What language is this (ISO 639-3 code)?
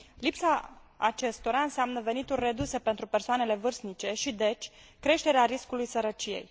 ron